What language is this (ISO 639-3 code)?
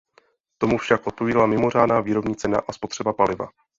ces